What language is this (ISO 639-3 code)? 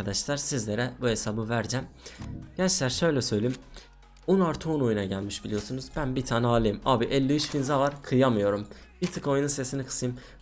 tur